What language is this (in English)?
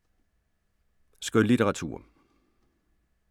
Danish